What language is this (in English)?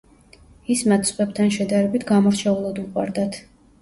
Georgian